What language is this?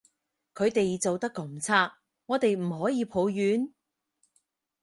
Cantonese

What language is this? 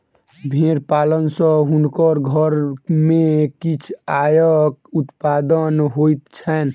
Maithili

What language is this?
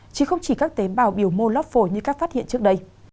Vietnamese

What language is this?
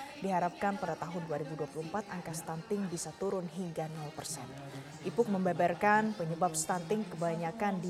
Indonesian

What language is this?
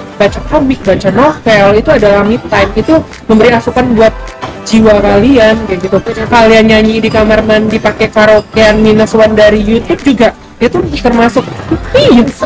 Indonesian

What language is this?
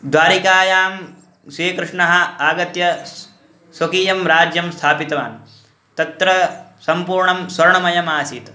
Sanskrit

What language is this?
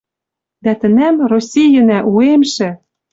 Western Mari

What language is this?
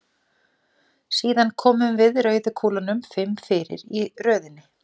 Icelandic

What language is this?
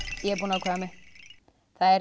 Icelandic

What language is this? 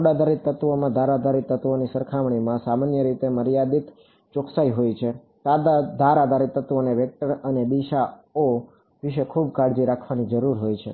Gujarati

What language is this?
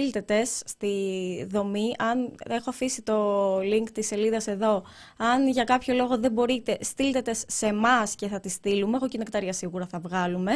Greek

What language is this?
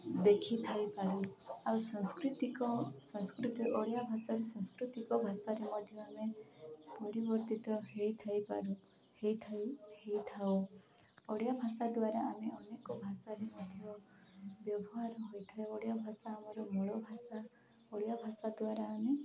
Odia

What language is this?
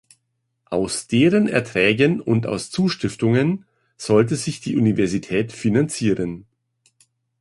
German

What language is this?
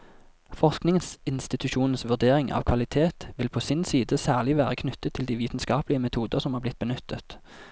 Norwegian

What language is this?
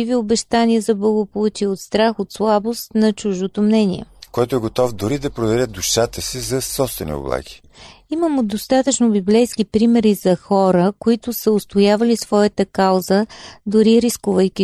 Bulgarian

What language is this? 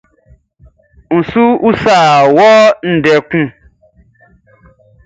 Baoulé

